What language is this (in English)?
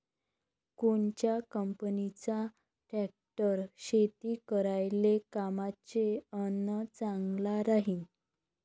Marathi